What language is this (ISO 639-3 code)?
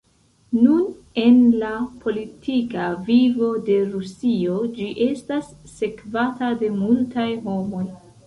epo